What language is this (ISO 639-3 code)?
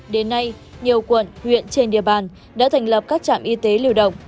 vie